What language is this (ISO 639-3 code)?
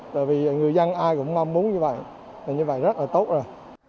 vie